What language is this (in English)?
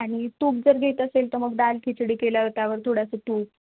Marathi